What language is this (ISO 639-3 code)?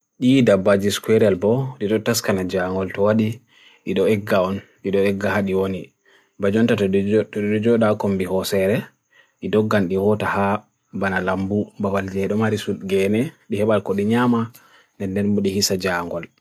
fui